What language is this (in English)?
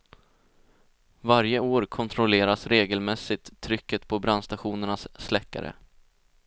Swedish